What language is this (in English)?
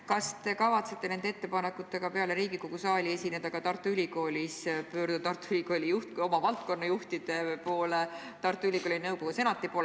Estonian